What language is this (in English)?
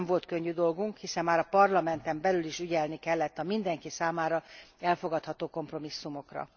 Hungarian